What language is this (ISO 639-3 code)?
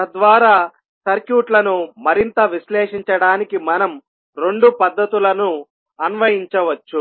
tel